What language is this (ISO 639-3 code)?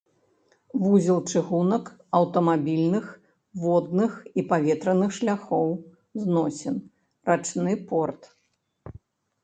bel